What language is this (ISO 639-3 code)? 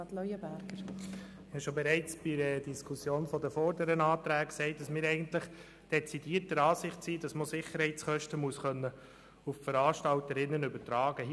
gsw